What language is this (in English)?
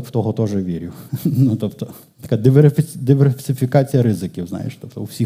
Ukrainian